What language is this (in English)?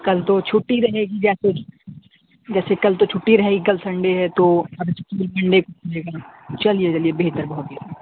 Urdu